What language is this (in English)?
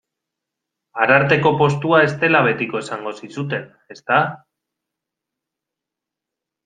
Basque